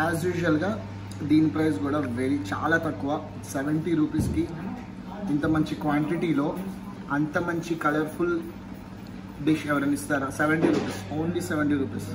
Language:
Hindi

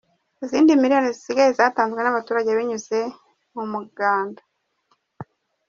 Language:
Kinyarwanda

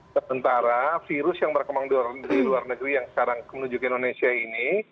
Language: Indonesian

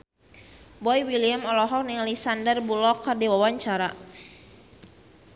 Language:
Sundanese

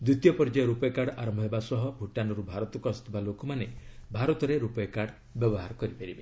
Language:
Odia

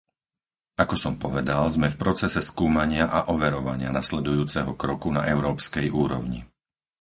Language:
Slovak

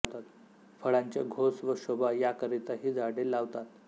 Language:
Marathi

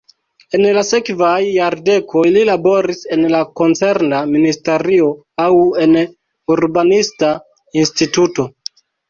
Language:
Esperanto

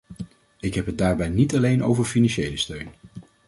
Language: Dutch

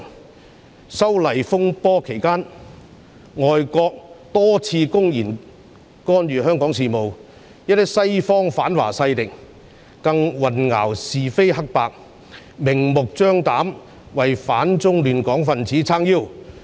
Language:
Cantonese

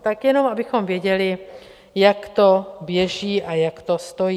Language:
Czech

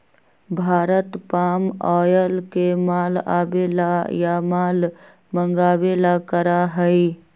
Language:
Magahi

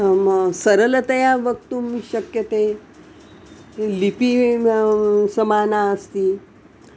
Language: Sanskrit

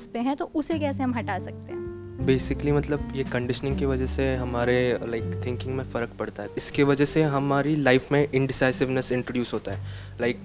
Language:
Hindi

